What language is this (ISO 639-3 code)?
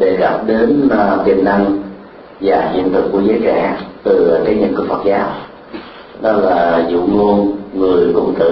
vie